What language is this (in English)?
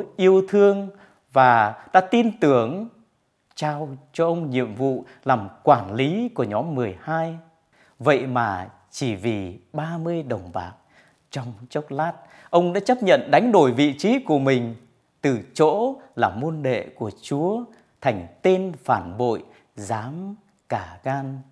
Vietnamese